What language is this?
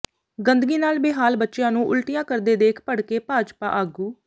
Punjabi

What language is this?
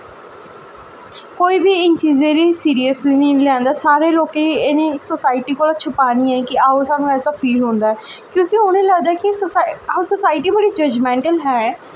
Dogri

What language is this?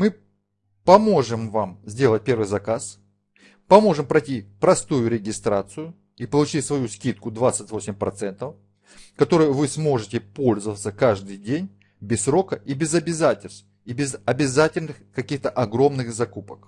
Russian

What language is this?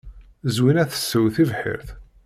Kabyle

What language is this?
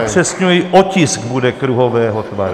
Czech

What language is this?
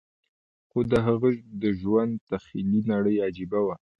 Pashto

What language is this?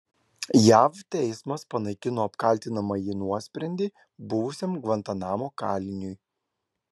Lithuanian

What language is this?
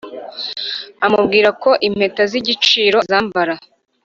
Kinyarwanda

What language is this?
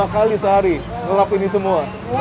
Indonesian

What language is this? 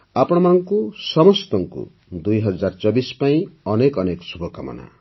Odia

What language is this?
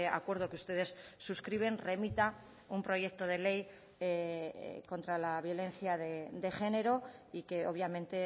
Spanish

